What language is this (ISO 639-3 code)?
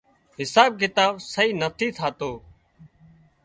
kxp